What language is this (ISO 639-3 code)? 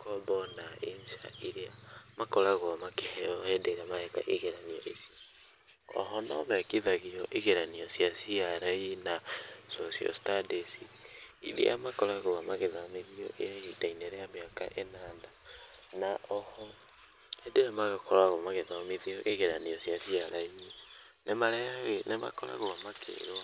kik